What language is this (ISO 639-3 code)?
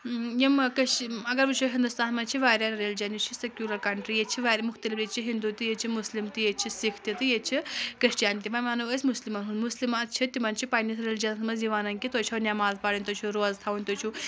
kas